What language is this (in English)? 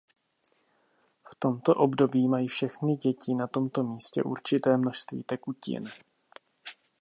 Czech